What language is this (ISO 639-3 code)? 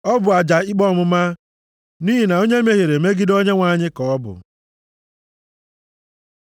ibo